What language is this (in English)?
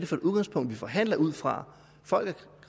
Danish